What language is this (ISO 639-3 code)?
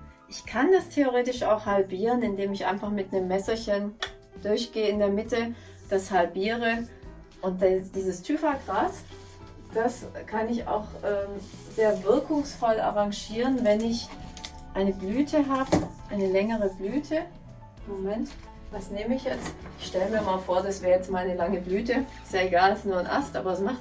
deu